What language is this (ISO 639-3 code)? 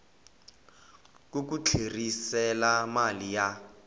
tso